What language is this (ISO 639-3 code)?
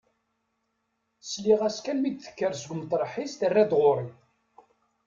kab